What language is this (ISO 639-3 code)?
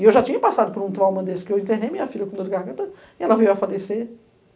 por